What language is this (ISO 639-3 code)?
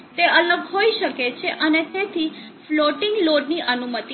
guj